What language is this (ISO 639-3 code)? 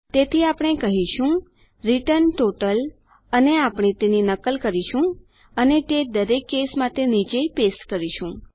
guj